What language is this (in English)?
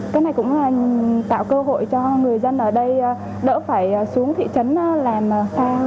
Vietnamese